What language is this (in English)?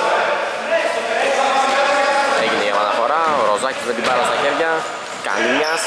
Greek